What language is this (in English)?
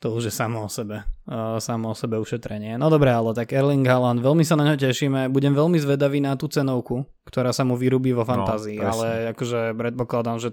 Slovak